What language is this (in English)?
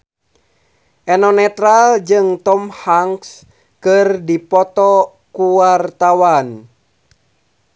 Sundanese